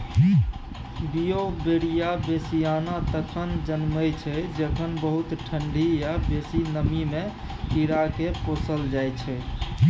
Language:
Maithili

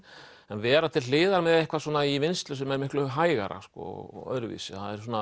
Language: Icelandic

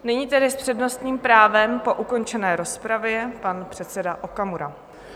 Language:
Czech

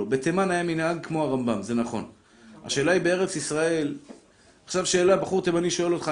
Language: Hebrew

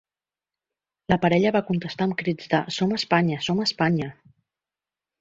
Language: Catalan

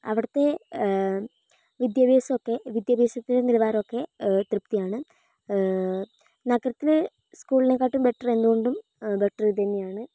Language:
Malayalam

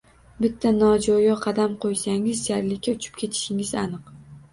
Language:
Uzbek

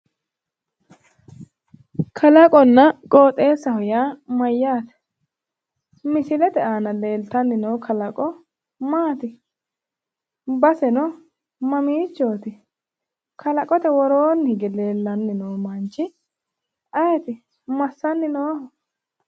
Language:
Sidamo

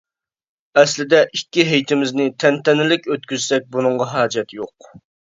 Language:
Uyghur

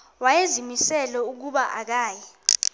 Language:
Xhosa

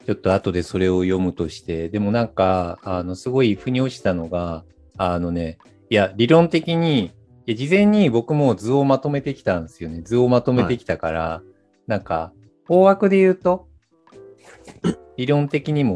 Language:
Japanese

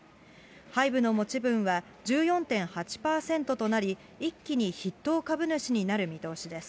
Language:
Japanese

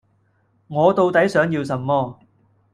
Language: Cantonese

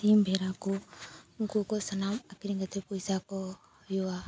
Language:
Santali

